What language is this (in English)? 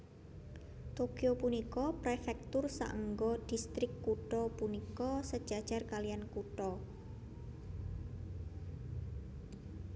Javanese